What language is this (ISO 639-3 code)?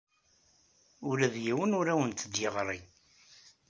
kab